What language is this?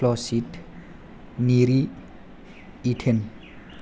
Bodo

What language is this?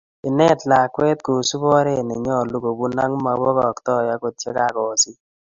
Kalenjin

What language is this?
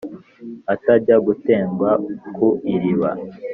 Kinyarwanda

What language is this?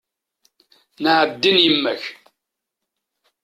Kabyle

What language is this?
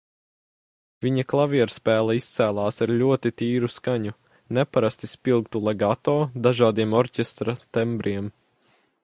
Latvian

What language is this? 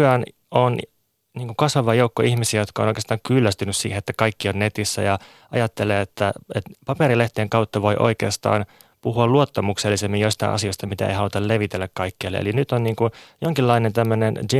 Finnish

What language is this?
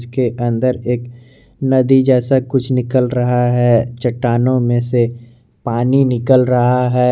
Hindi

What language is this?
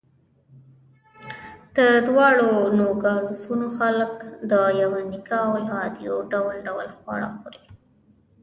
Pashto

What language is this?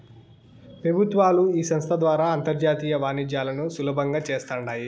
Telugu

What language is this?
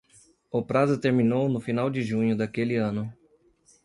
Portuguese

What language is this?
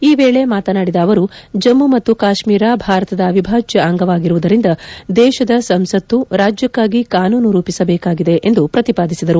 Kannada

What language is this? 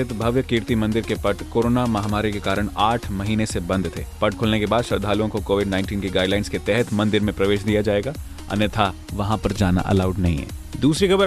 Hindi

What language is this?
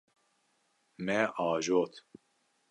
Kurdish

